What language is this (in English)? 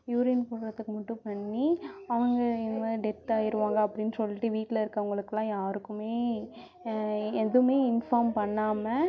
Tamil